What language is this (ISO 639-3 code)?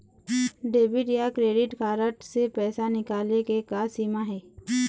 hne